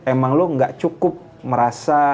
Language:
Indonesian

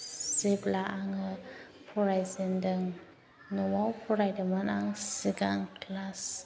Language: Bodo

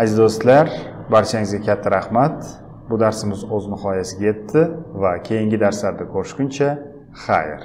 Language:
Dutch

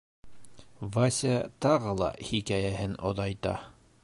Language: Bashkir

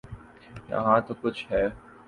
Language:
Urdu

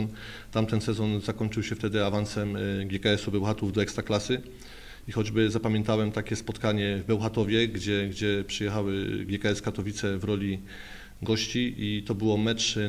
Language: Polish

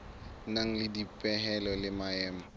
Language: Southern Sotho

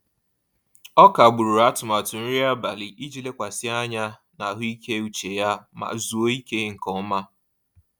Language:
Igbo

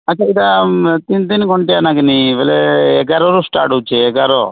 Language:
Odia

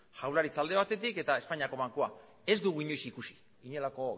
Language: Basque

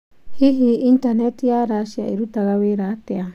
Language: Kikuyu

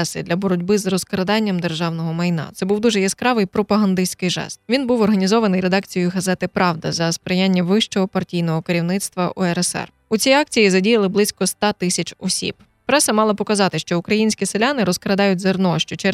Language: Ukrainian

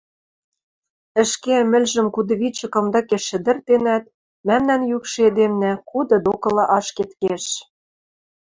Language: Western Mari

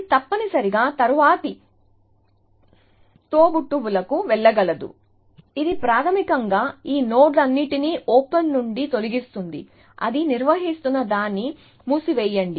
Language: Telugu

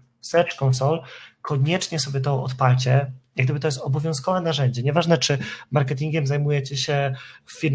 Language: Polish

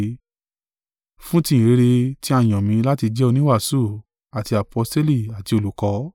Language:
Yoruba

